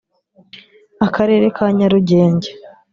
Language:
Kinyarwanda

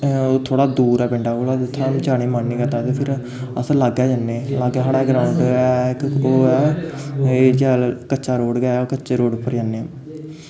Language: Dogri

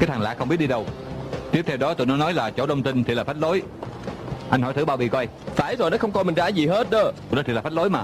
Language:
Vietnamese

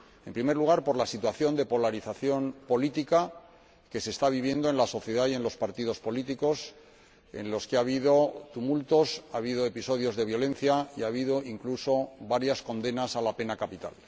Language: Spanish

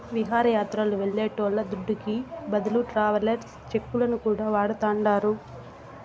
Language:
Telugu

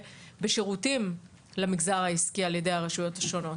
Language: Hebrew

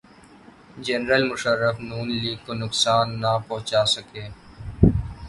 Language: Urdu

